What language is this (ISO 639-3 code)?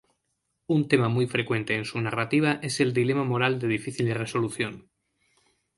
spa